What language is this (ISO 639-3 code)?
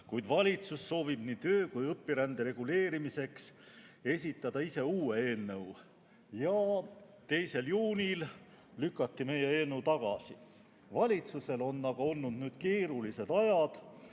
est